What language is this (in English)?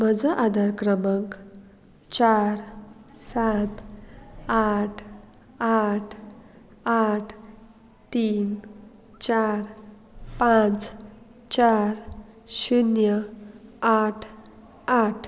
Konkani